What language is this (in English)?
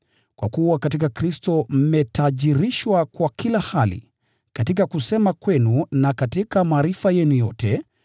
Swahili